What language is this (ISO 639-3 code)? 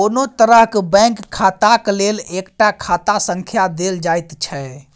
mai